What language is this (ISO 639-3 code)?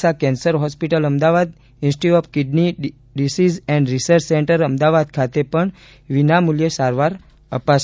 guj